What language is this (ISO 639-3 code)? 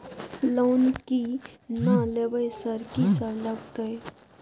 mai